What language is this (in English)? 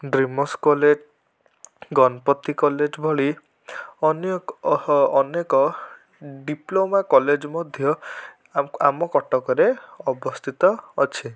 Odia